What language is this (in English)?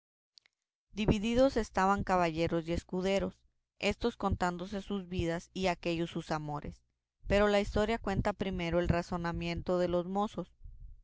Spanish